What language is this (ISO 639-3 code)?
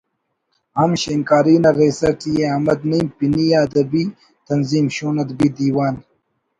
brh